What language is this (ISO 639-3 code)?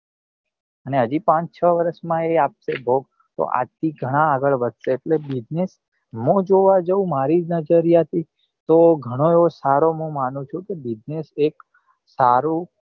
guj